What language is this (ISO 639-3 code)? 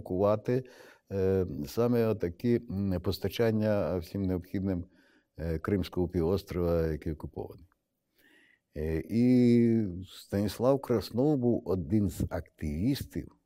ukr